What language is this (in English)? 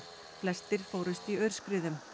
Icelandic